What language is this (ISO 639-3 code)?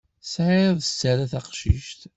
kab